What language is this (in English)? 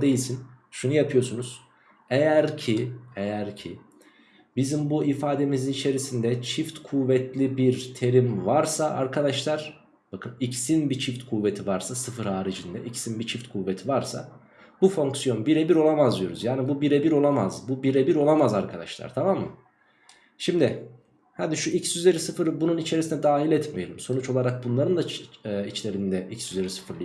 Turkish